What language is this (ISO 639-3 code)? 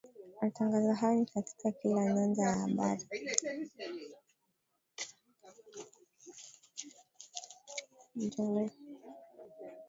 swa